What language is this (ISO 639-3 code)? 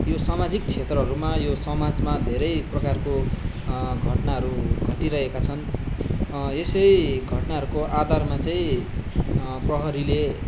nep